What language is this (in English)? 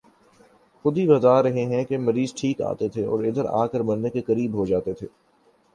Urdu